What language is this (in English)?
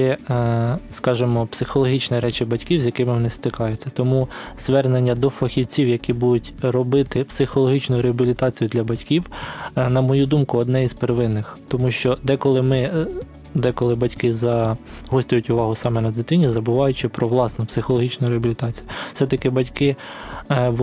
Ukrainian